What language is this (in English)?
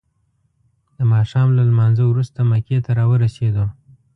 Pashto